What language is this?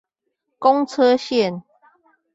Chinese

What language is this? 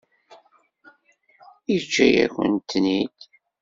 Kabyle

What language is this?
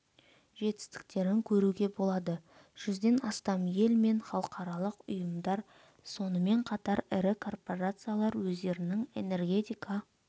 Kazakh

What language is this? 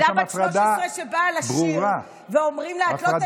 Hebrew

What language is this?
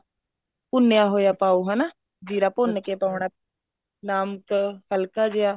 Punjabi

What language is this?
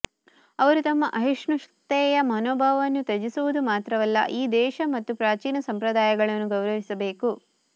Kannada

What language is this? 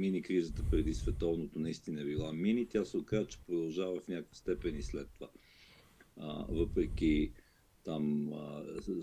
Bulgarian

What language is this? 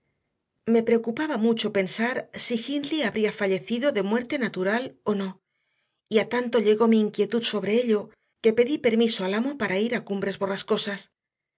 Spanish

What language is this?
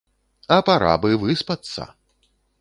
Belarusian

